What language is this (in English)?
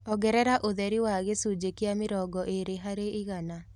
Kikuyu